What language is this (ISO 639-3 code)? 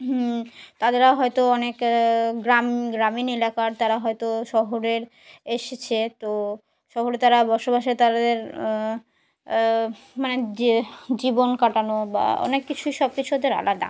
ben